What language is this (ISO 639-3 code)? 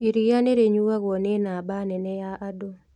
kik